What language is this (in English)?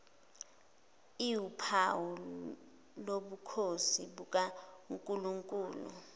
Zulu